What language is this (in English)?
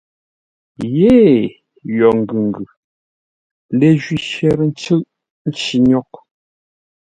Ngombale